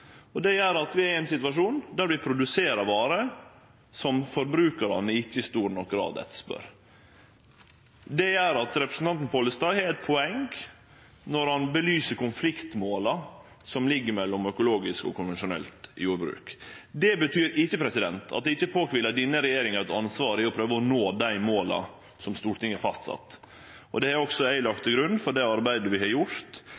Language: Norwegian Nynorsk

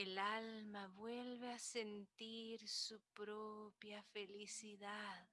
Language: Spanish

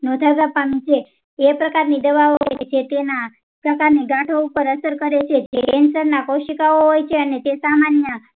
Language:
Gujarati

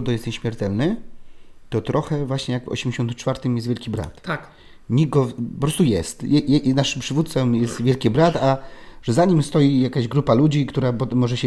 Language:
Polish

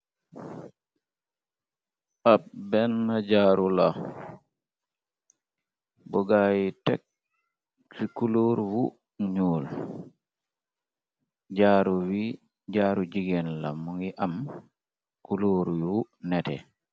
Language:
Wolof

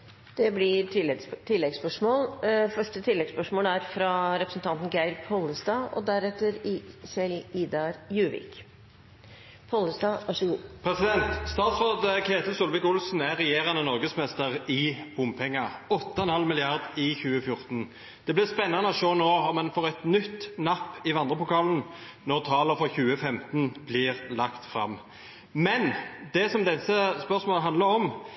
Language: Norwegian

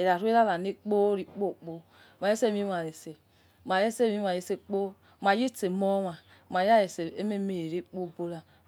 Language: Yekhee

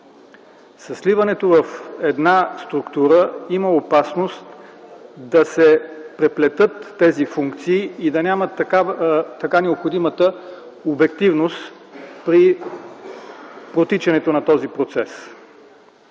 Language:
Bulgarian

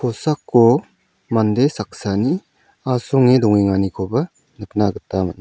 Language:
Garo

